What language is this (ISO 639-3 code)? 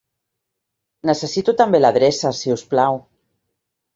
cat